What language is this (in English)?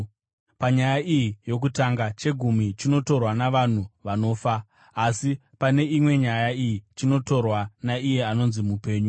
Shona